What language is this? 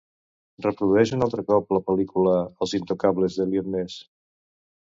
Catalan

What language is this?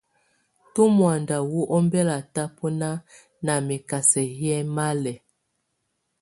Tunen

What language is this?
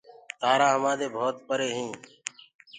Gurgula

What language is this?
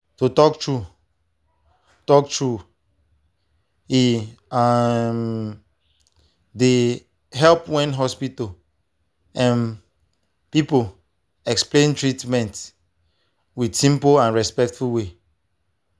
Nigerian Pidgin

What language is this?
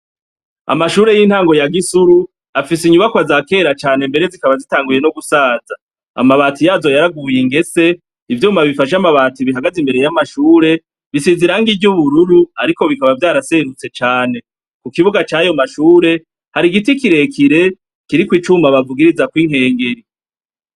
Rundi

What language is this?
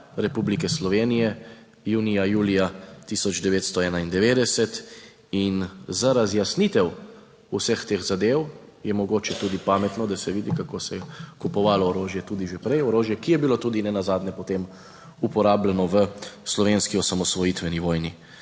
Slovenian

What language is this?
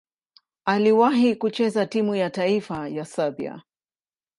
Swahili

